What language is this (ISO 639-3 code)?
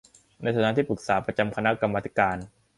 tha